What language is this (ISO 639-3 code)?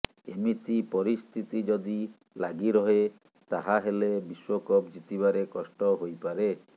ori